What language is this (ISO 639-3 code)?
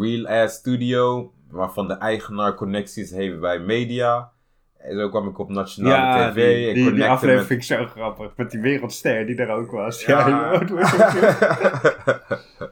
nld